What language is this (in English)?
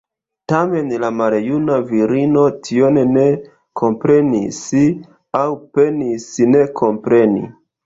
Esperanto